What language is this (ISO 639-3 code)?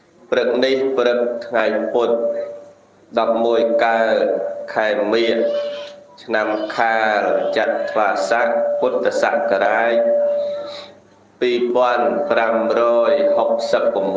vie